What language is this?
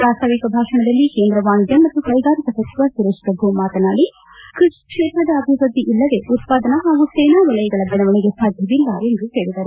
Kannada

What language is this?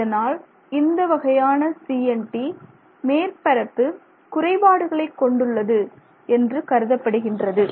Tamil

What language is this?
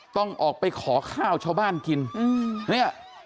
Thai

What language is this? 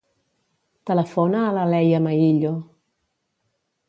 Catalan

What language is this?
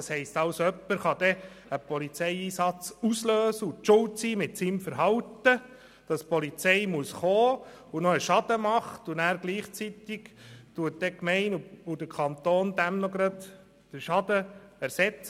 Swiss German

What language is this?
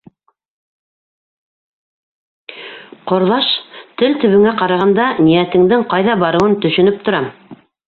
Bashkir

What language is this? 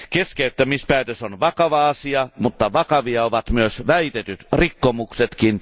Finnish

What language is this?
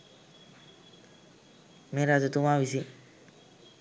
Sinhala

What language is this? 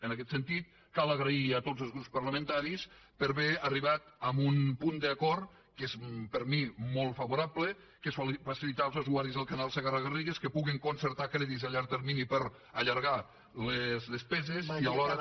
Catalan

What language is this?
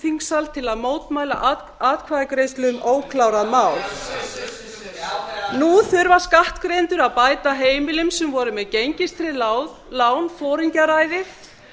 Icelandic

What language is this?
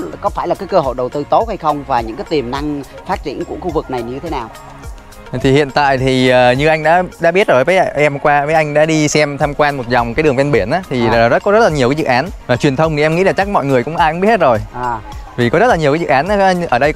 Vietnamese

